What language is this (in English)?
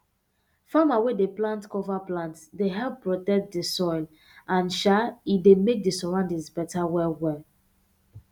Nigerian Pidgin